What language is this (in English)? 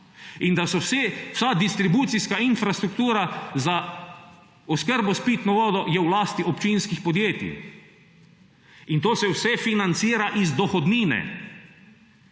Slovenian